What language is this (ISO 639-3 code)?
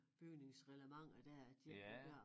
dan